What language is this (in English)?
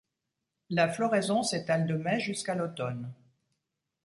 French